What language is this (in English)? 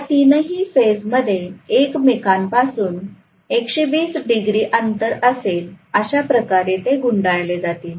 Marathi